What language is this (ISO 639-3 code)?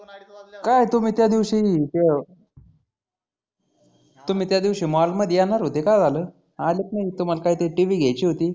mar